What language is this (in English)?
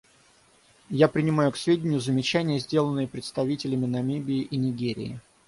Russian